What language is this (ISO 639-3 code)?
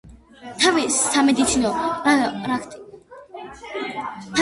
kat